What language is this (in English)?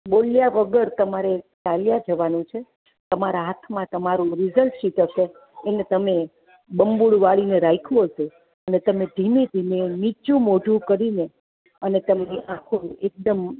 Gujarati